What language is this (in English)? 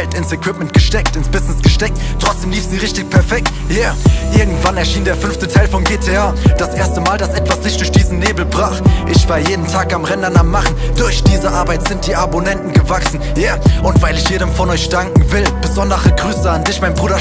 German